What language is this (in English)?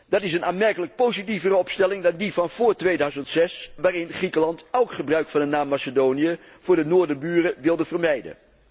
Dutch